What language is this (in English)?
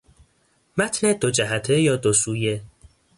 Persian